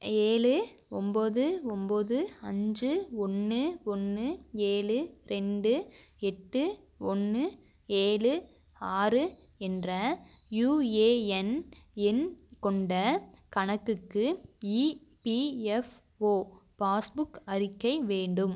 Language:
Tamil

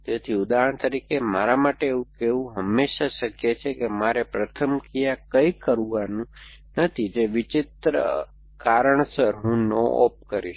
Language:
Gujarati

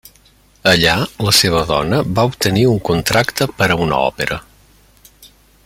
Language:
Catalan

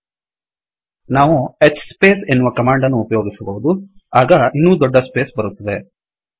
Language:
Kannada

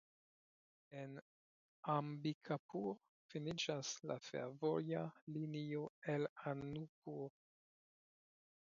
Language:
Esperanto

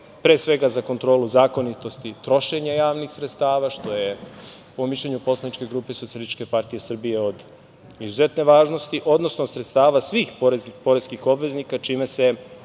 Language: Serbian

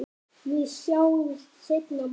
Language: Icelandic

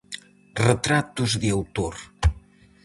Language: Galician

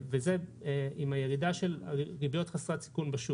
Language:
Hebrew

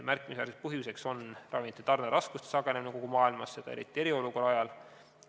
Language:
Estonian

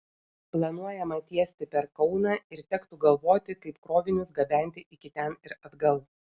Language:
Lithuanian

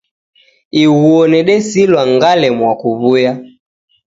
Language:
Taita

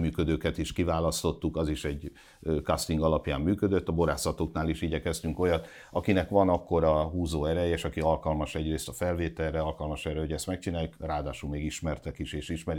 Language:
Hungarian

